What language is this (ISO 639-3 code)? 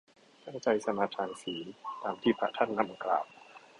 tha